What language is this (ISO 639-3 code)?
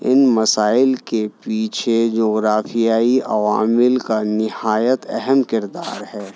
urd